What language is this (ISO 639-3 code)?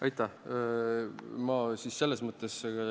est